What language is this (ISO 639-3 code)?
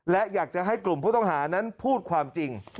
tha